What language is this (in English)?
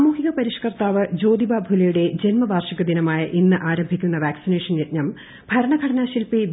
Malayalam